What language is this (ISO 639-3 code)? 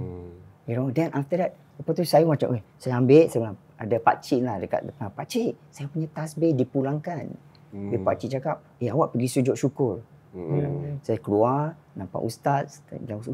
msa